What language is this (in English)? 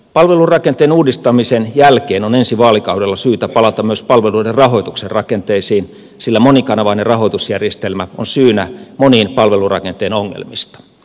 Finnish